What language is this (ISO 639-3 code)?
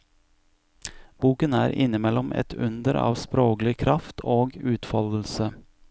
nor